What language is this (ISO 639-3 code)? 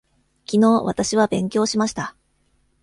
jpn